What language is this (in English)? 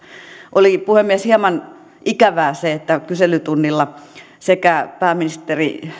Finnish